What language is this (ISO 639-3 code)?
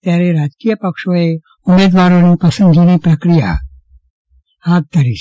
guj